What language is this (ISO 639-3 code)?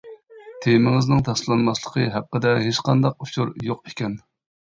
uig